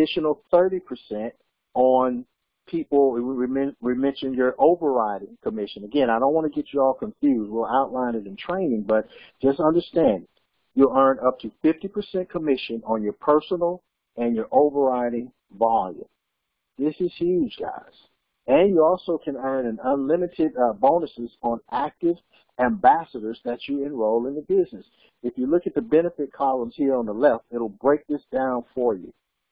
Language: English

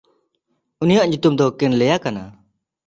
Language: Santali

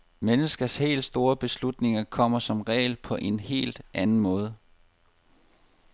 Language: Danish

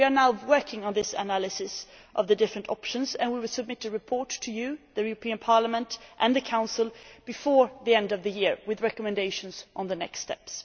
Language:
English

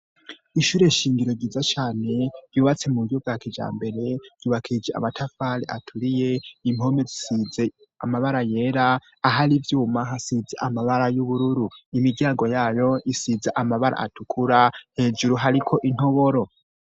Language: Rundi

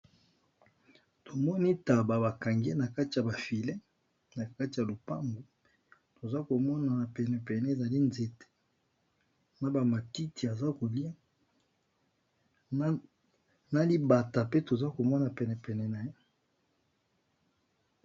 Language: Lingala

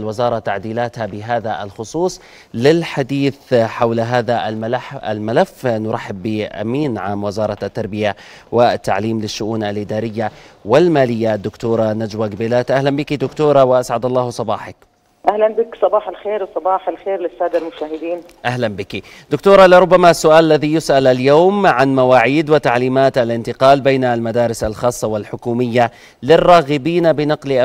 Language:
Arabic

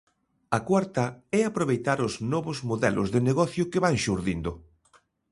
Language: Galician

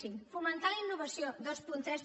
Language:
Catalan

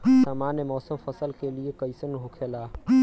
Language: Bhojpuri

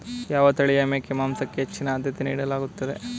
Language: Kannada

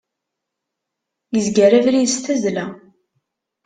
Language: Kabyle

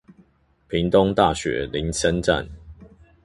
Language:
Chinese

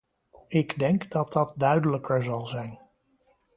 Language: Dutch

